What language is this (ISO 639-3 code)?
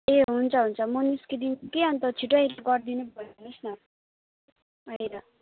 nep